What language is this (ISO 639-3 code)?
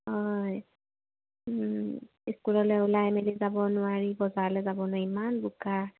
asm